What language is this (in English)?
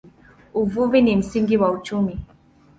Swahili